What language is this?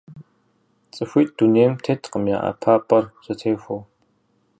Kabardian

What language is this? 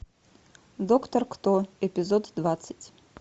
Russian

